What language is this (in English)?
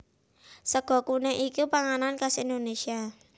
Javanese